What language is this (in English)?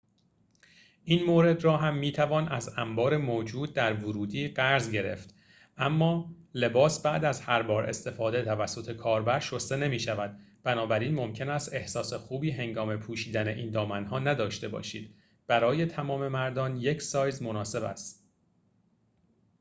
Persian